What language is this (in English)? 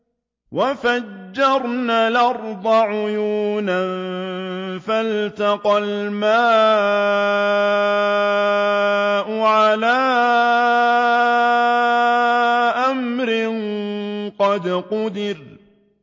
Arabic